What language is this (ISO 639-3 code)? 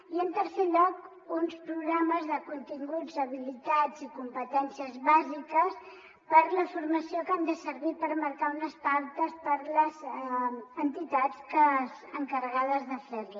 cat